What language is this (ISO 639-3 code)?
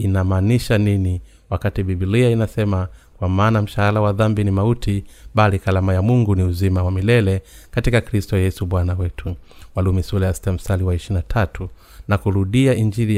swa